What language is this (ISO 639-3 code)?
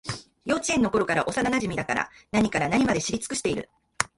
jpn